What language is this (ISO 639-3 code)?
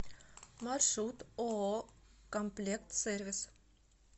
rus